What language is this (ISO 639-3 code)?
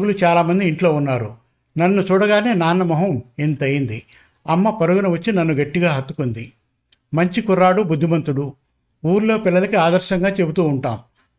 tel